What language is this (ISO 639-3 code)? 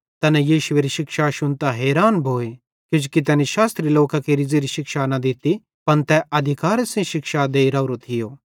bhd